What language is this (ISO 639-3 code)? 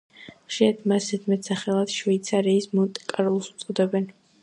kat